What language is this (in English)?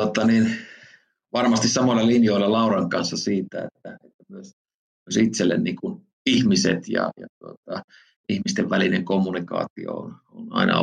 Finnish